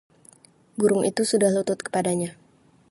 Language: Indonesian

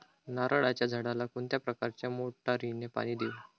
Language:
Marathi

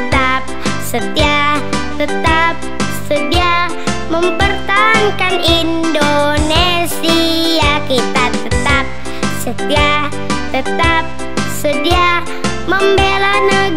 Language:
Japanese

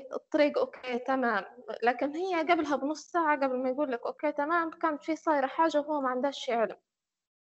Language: Arabic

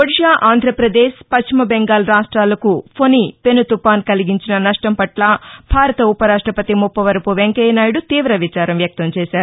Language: Telugu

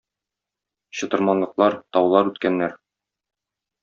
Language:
Tatar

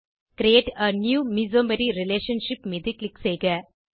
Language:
Tamil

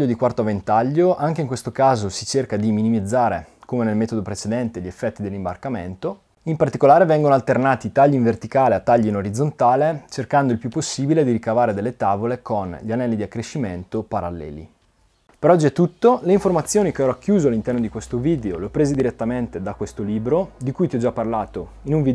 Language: Italian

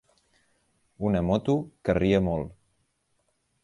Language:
Catalan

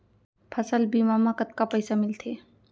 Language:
Chhattisgarhi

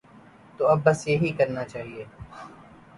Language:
Urdu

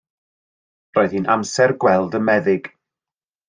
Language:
Welsh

